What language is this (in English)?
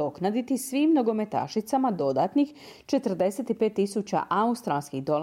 Croatian